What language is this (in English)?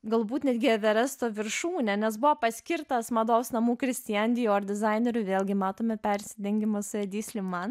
Lithuanian